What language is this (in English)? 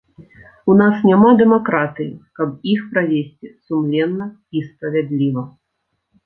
Belarusian